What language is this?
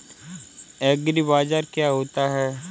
Hindi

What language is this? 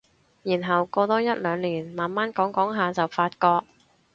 Cantonese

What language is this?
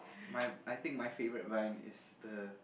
English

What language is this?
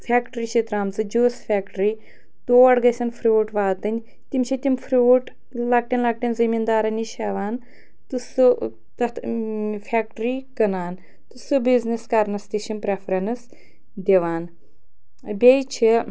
Kashmiri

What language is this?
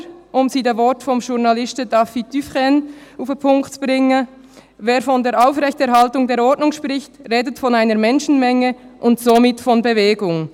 Swiss German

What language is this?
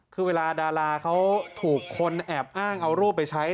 Thai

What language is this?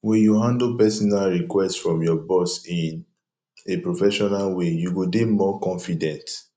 Nigerian Pidgin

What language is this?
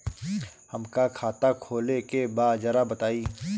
Bhojpuri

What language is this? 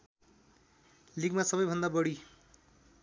Nepali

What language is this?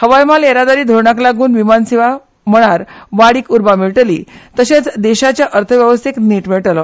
Konkani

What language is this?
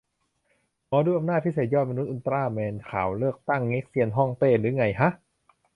Thai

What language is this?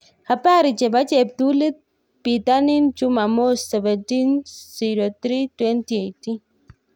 Kalenjin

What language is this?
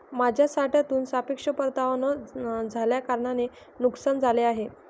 Marathi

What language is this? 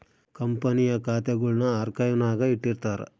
Kannada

